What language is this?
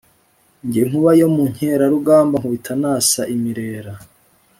Kinyarwanda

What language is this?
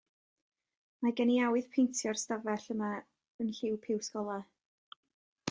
Welsh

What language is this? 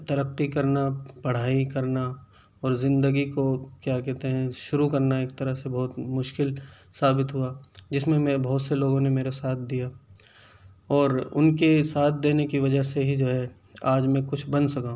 Urdu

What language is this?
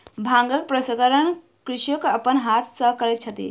Maithili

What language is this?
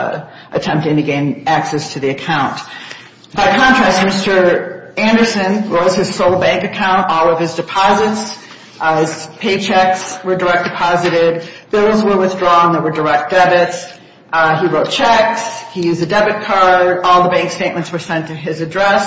English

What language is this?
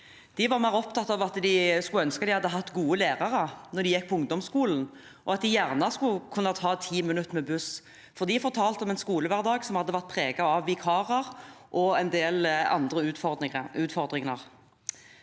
Norwegian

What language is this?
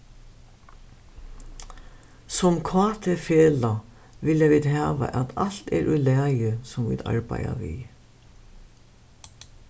Faroese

